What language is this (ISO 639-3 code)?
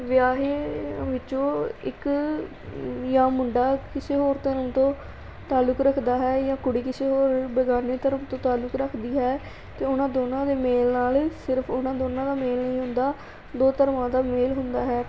pan